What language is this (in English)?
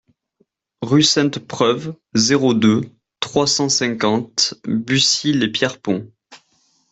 French